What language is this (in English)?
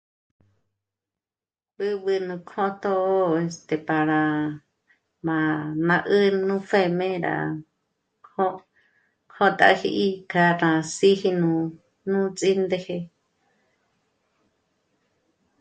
Michoacán Mazahua